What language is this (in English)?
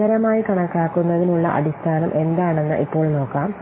Malayalam